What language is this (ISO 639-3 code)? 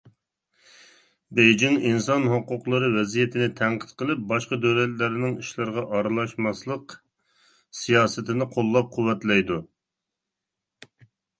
uig